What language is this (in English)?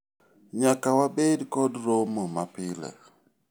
Luo (Kenya and Tanzania)